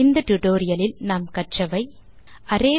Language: Tamil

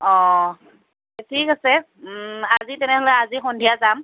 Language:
Assamese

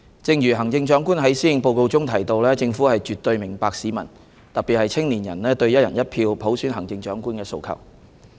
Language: Cantonese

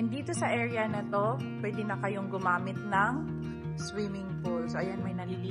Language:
Filipino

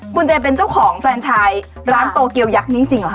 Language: Thai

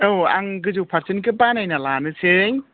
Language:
Bodo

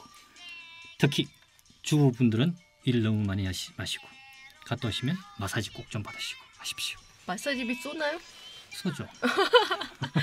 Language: Korean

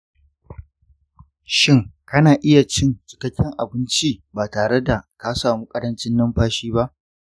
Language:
Hausa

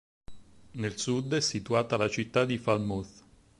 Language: Italian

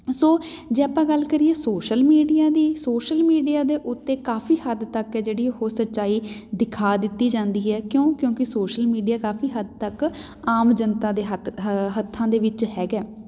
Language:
Punjabi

